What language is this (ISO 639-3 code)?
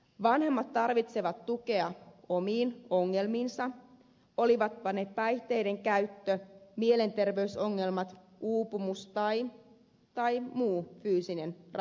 fin